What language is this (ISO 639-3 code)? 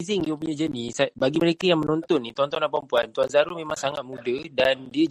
msa